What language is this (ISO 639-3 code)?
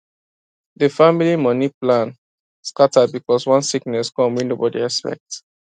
pcm